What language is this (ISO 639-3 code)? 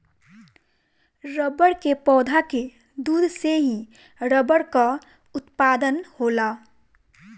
bho